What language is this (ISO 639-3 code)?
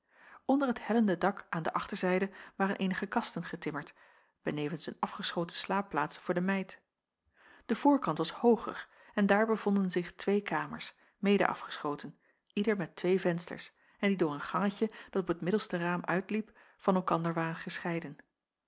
nld